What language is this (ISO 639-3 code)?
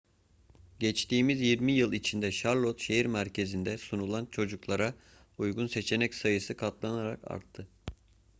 tur